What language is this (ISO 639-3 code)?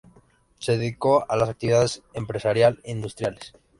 spa